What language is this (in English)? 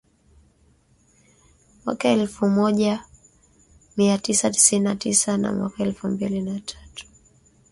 Swahili